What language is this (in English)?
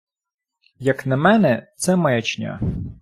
Ukrainian